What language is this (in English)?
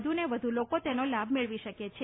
Gujarati